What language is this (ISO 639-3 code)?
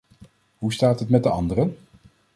nld